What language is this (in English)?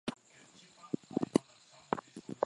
Swahili